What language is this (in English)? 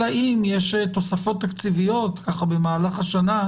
Hebrew